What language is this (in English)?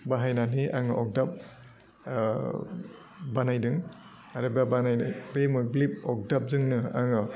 Bodo